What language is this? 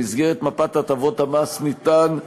Hebrew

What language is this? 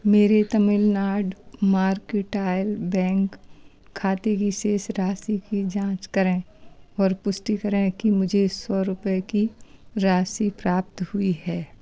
Hindi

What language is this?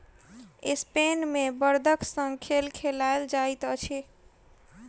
Maithili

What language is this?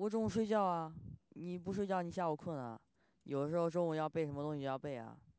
Chinese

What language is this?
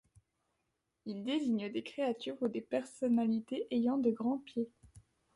French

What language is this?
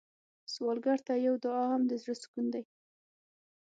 Pashto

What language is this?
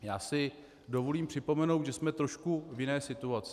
Czech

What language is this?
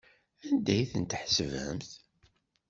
Kabyle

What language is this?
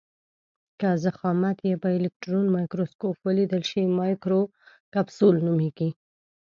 Pashto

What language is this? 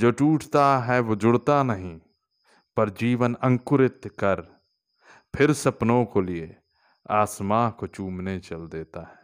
Hindi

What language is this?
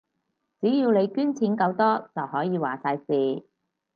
Cantonese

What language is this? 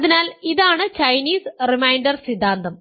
Malayalam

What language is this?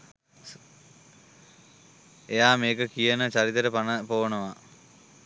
Sinhala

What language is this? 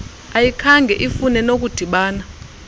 Xhosa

